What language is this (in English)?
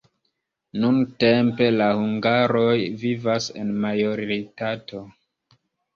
Esperanto